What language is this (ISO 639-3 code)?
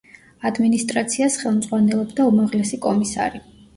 kat